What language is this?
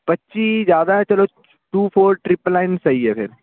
Punjabi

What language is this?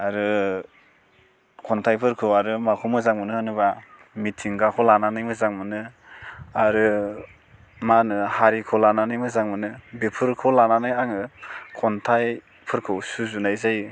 Bodo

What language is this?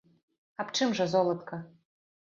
Belarusian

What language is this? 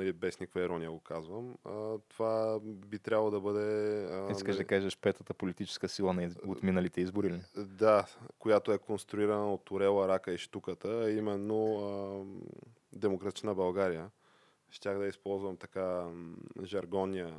Bulgarian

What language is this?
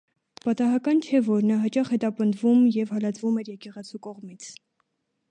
Armenian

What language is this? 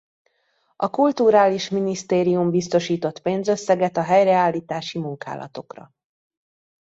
Hungarian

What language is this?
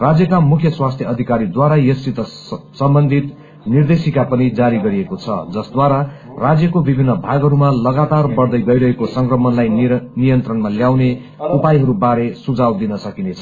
Nepali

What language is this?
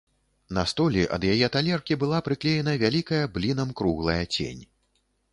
Belarusian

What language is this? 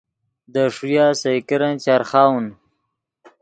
Yidgha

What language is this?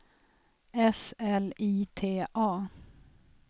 Swedish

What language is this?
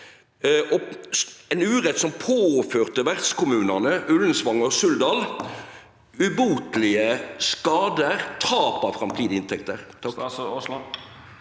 Norwegian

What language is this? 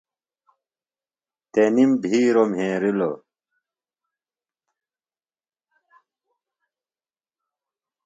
Phalura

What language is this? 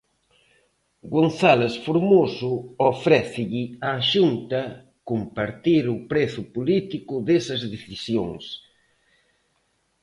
Galician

